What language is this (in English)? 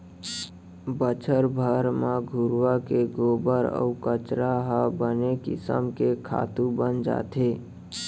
Chhattisgarhi